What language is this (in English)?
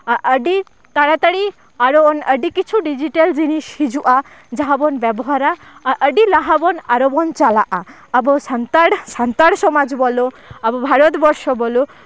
Santali